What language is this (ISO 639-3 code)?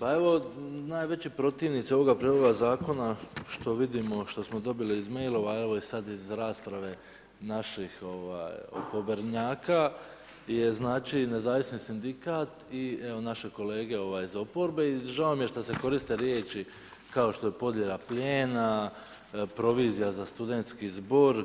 hrv